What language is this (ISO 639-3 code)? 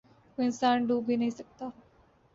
urd